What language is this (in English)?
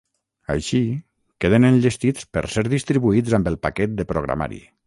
Catalan